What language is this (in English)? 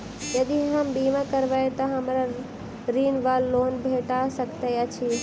Maithili